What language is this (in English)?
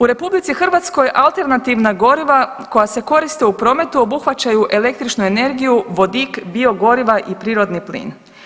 Croatian